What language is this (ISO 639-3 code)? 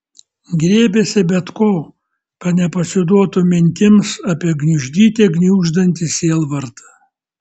lit